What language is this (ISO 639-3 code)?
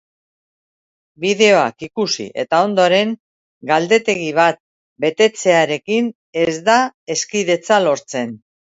eus